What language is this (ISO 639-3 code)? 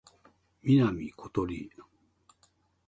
jpn